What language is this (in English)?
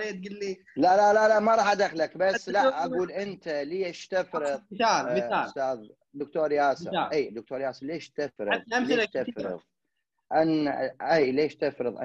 Arabic